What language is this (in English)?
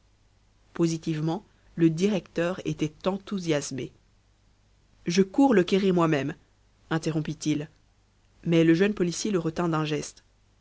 French